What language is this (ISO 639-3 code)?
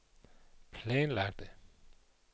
dan